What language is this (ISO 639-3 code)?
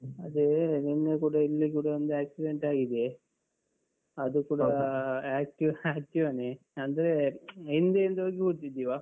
kan